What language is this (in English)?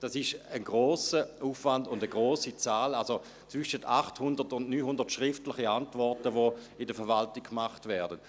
Swiss German